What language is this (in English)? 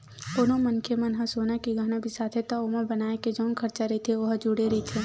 Chhattisgarhi